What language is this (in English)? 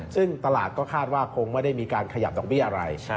Thai